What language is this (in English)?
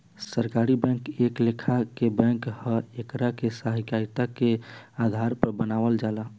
Bhojpuri